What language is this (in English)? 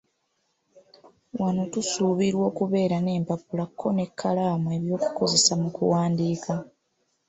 Ganda